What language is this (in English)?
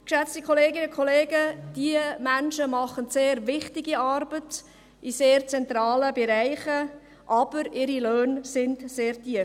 Swiss German